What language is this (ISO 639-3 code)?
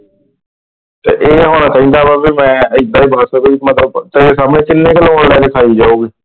pan